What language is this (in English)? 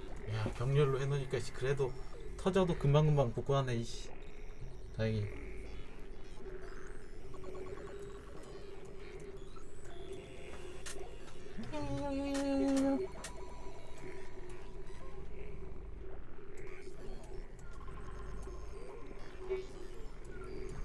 Korean